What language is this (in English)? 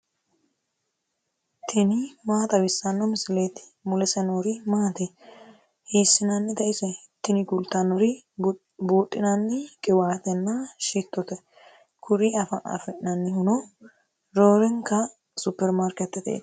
Sidamo